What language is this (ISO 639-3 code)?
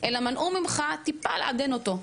heb